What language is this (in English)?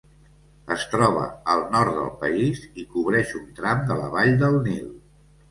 Catalan